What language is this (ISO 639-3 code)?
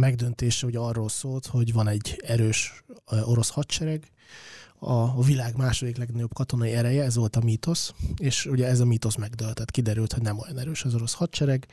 hun